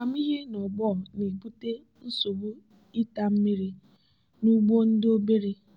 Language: Igbo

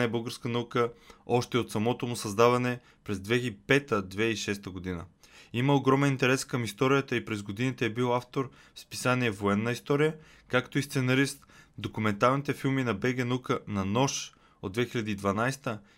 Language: Bulgarian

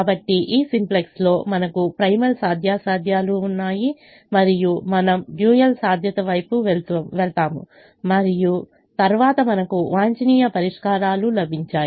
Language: Telugu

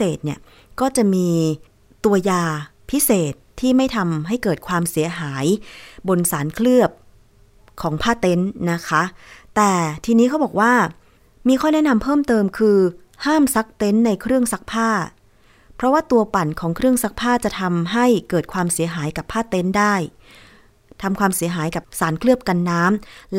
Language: Thai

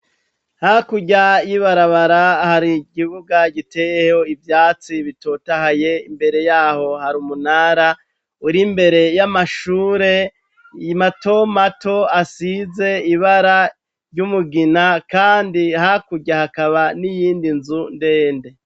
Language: Rundi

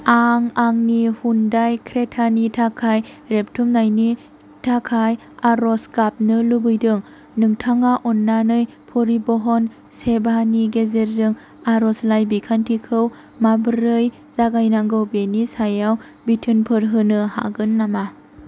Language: Bodo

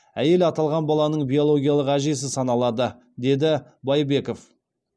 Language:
Kazakh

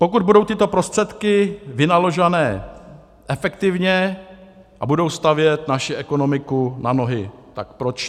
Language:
Czech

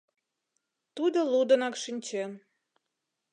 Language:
Mari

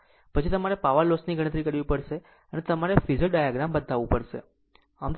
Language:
Gujarati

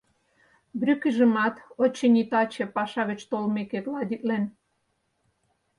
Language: Mari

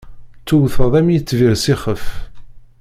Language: Kabyle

